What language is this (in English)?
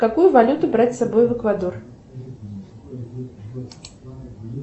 Russian